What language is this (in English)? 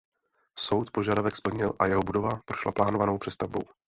Czech